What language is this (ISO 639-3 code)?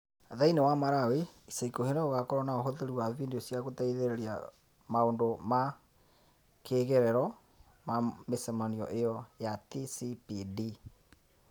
kik